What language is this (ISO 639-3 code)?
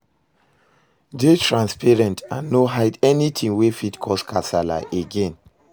pcm